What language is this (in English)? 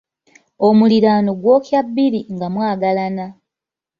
Ganda